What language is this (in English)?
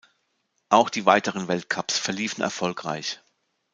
German